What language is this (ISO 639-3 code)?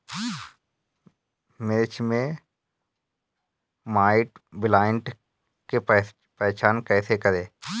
bho